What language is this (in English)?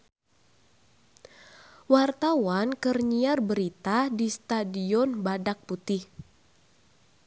Sundanese